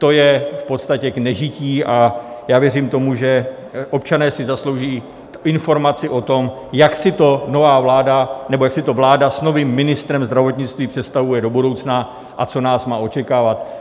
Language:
Czech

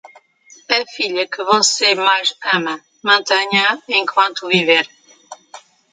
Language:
Portuguese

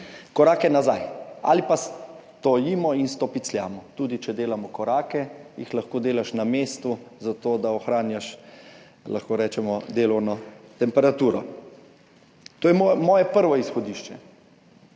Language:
Slovenian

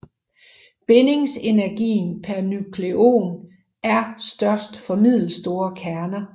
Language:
Danish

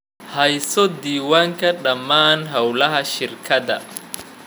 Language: Somali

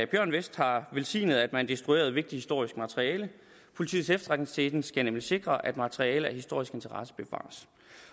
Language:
Danish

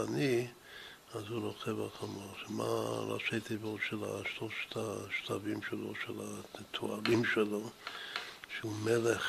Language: Hebrew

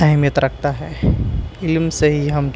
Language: Urdu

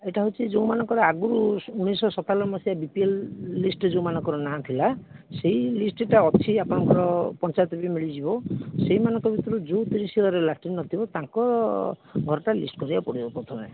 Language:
Odia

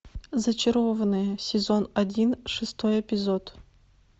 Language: Russian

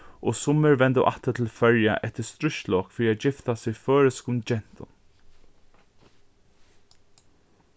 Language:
Faroese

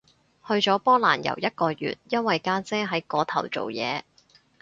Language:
Cantonese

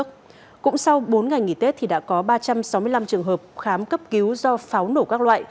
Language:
Vietnamese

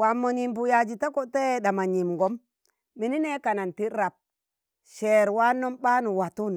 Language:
Tangale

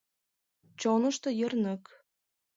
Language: Mari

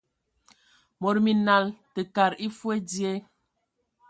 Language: Ewondo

